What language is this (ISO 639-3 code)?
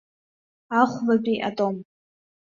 abk